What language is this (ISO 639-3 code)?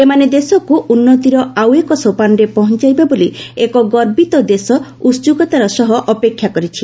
ori